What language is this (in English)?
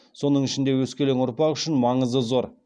Kazakh